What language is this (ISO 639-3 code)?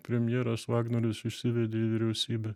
lit